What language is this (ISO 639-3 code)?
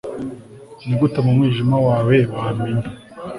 kin